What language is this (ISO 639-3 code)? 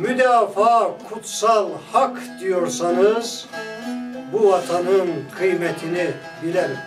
tur